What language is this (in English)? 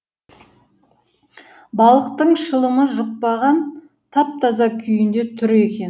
Kazakh